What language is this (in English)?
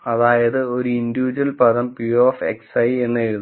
Malayalam